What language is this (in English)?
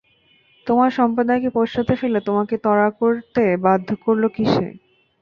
Bangla